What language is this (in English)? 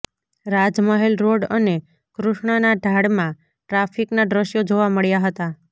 Gujarati